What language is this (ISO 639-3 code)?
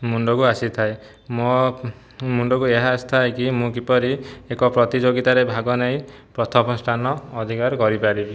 ori